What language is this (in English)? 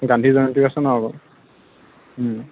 Assamese